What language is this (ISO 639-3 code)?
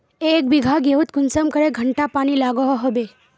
mag